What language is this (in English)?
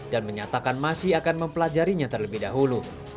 Indonesian